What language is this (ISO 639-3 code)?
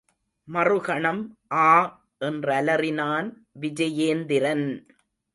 tam